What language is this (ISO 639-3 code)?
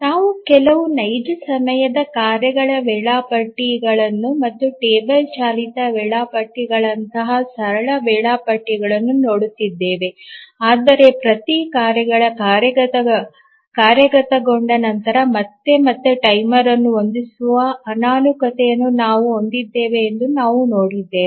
kan